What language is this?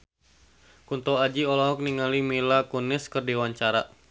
Sundanese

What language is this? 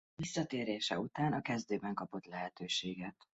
Hungarian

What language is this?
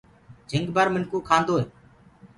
Gurgula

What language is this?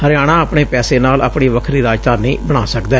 Punjabi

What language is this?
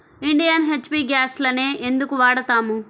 Telugu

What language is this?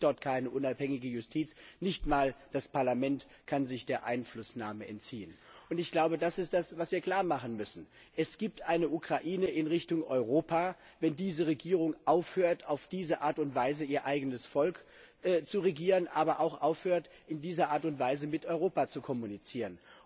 German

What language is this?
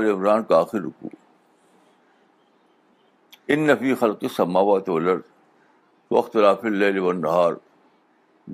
Urdu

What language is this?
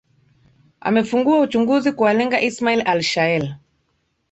Swahili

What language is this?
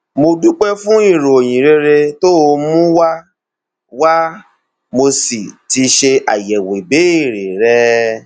Yoruba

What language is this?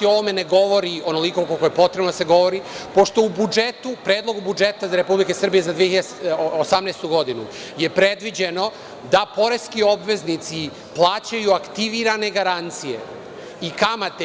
Serbian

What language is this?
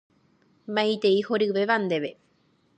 Guarani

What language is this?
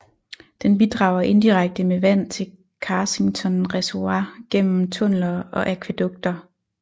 Danish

